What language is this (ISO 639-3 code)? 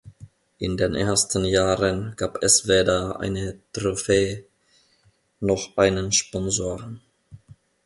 deu